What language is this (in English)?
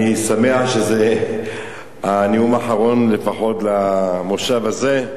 Hebrew